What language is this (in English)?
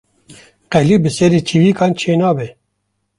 Kurdish